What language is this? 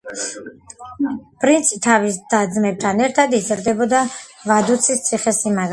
Georgian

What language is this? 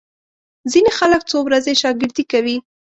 Pashto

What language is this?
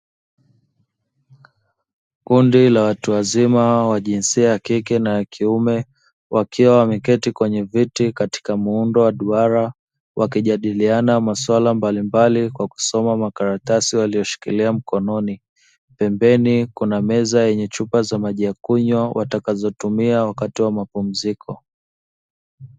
Swahili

